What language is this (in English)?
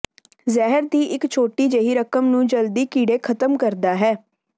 Punjabi